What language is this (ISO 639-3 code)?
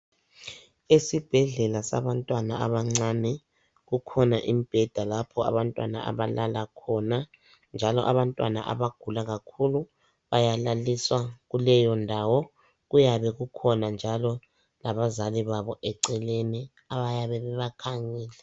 nde